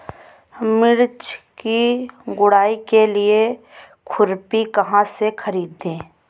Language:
Hindi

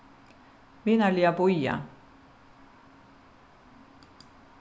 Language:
Faroese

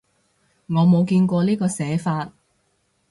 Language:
Cantonese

